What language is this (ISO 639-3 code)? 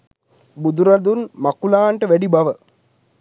sin